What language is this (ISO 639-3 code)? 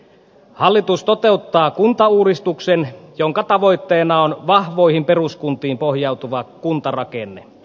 fin